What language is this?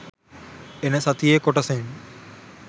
Sinhala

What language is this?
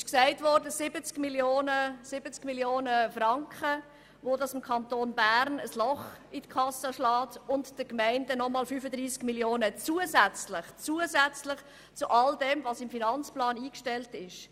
Swiss German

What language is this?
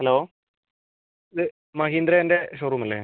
Malayalam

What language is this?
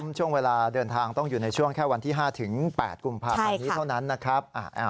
Thai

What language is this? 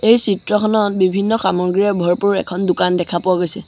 Assamese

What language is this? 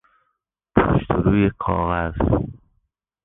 Persian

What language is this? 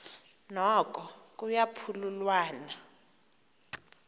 Xhosa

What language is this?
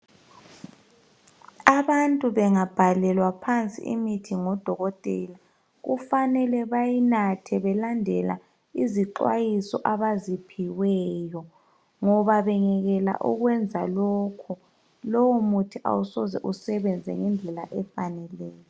North Ndebele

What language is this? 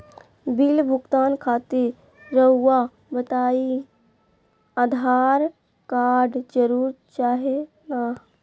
Magahi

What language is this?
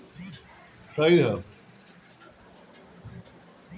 Bhojpuri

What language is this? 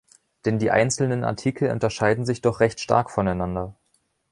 German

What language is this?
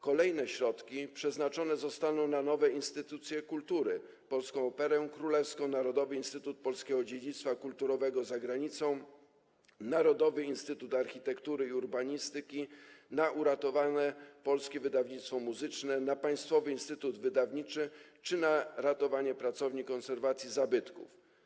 Polish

